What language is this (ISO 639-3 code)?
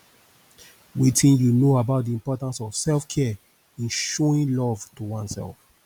pcm